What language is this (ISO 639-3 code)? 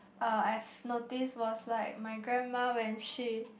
eng